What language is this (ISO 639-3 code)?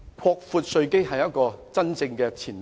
yue